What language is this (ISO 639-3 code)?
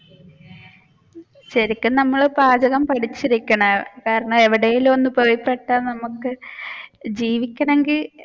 mal